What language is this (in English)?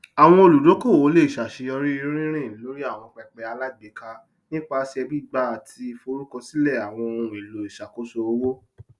Yoruba